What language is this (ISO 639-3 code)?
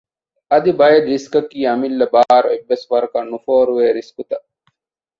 div